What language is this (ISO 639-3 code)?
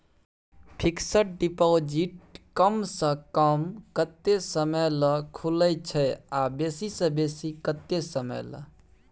mai